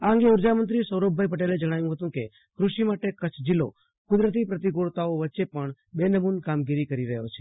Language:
Gujarati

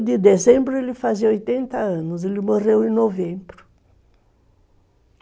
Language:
Portuguese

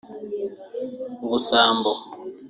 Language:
Kinyarwanda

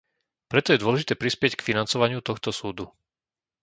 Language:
Slovak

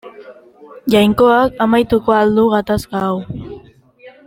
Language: Basque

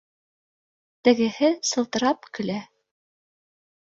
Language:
Bashkir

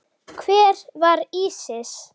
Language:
Icelandic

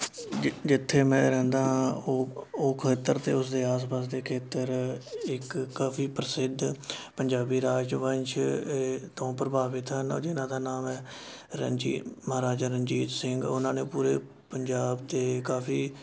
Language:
Punjabi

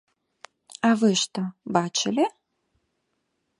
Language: Belarusian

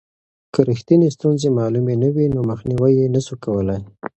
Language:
Pashto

